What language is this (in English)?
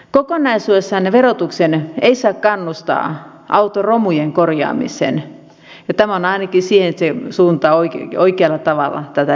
Finnish